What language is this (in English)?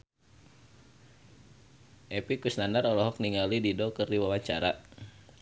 Sundanese